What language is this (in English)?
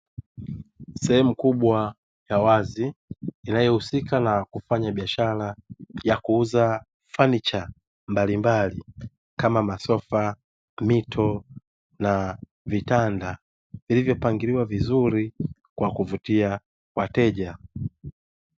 Swahili